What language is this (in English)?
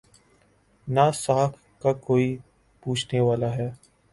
Urdu